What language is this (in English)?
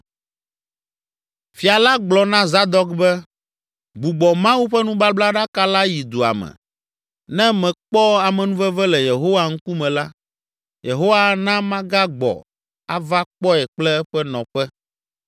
Ewe